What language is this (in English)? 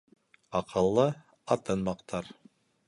Bashkir